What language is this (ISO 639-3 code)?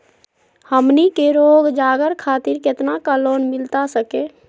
mag